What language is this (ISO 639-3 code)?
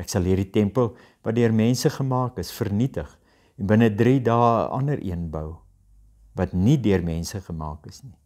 nld